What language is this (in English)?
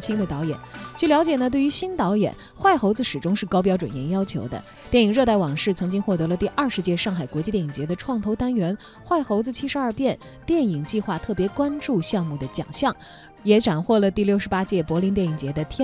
Chinese